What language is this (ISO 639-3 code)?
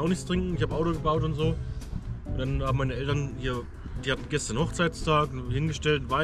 deu